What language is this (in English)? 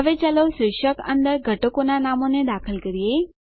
Gujarati